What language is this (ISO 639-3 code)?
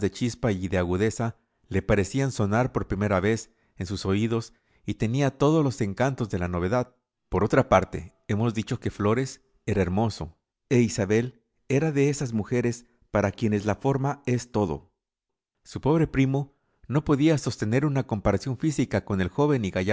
spa